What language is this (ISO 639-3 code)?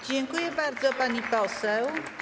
pol